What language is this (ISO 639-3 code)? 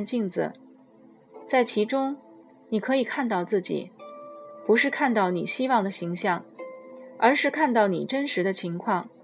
zho